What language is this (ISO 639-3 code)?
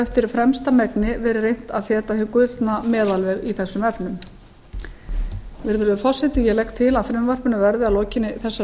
isl